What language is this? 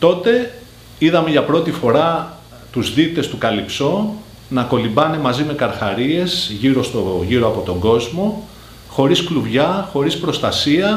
Greek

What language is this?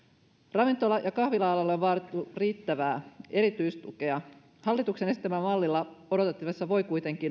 Finnish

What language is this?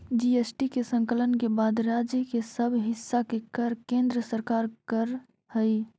Magahi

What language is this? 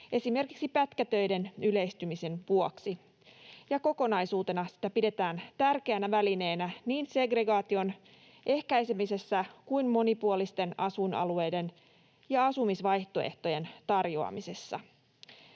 Finnish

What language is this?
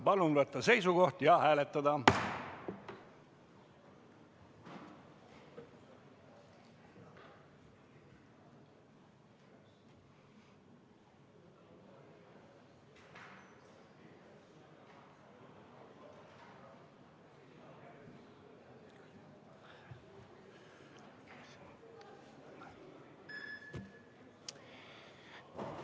Estonian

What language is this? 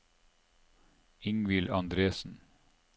Norwegian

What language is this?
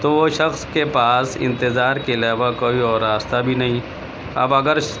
Urdu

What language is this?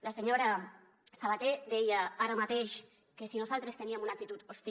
Catalan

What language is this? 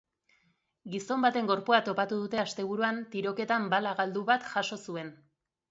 Basque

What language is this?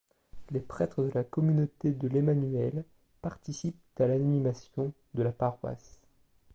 French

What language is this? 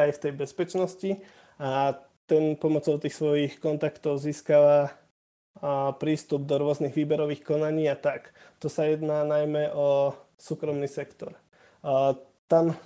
Slovak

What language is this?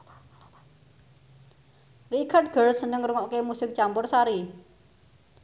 Javanese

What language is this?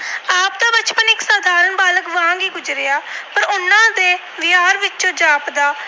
Punjabi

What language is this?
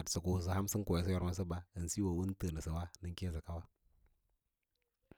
Lala-Roba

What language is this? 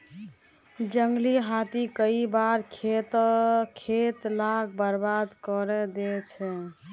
Magahi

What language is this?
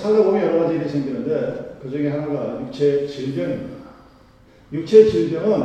Korean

